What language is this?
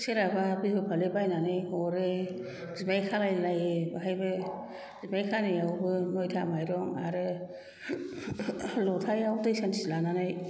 Bodo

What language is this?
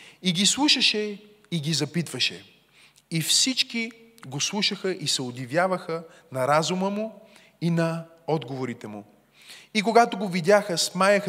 Bulgarian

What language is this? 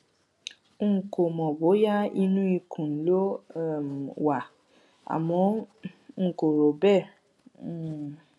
Yoruba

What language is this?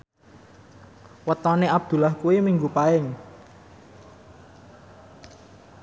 Javanese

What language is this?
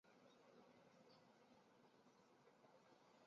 Chinese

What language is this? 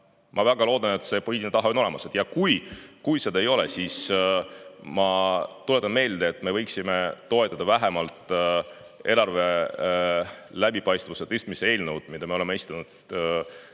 Estonian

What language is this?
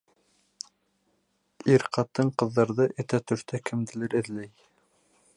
Bashkir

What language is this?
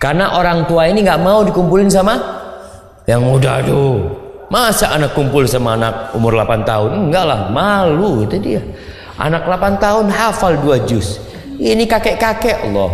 Indonesian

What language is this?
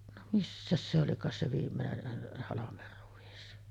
Finnish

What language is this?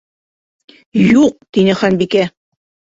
Bashkir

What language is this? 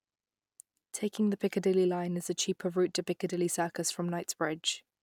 English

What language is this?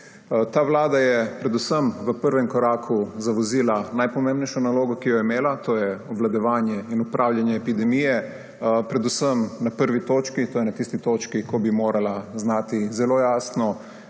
Slovenian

